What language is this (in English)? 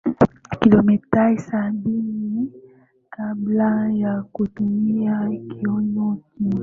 Swahili